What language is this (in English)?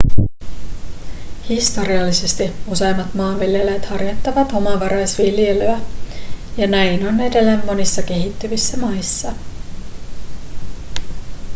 Finnish